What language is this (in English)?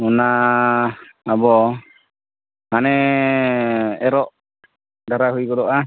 Santali